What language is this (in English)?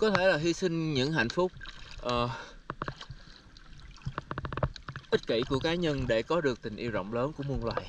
Vietnamese